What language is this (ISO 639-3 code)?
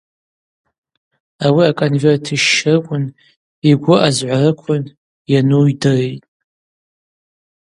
abq